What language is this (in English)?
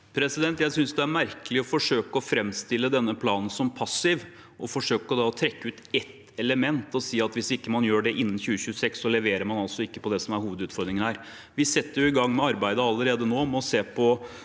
Norwegian